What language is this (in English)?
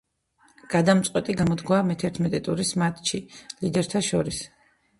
Georgian